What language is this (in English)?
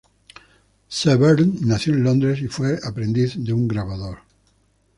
Spanish